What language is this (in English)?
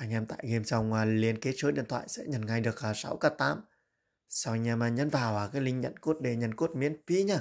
Vietnamese